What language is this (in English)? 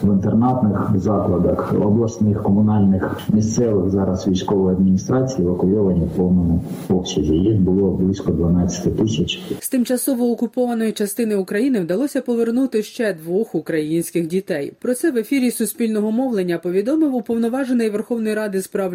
Ukrainian